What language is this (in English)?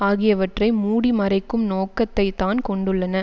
Tamil